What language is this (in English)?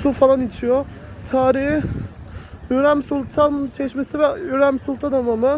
Turkish